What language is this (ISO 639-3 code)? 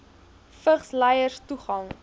afr